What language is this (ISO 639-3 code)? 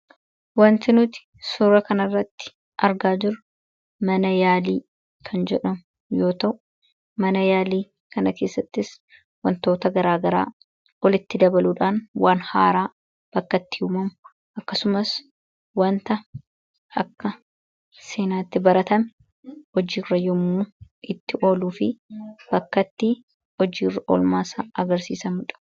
orm